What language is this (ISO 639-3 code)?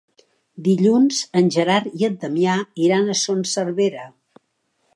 cat